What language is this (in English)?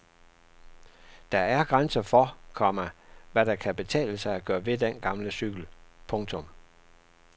Danish